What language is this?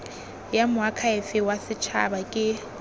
Tswana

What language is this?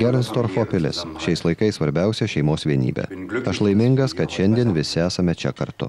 Lithuanian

